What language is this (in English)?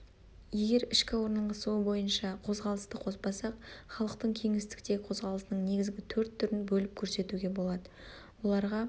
Kazakh